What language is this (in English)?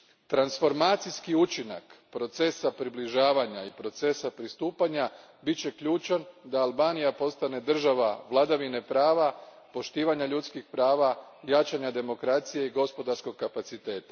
Croatian